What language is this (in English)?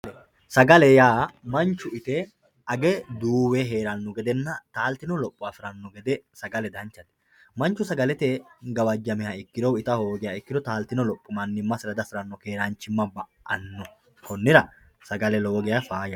Sidamo